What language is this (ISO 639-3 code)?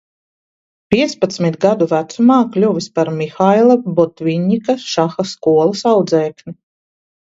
lav